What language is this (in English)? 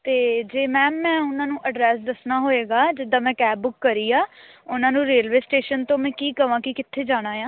Punjabi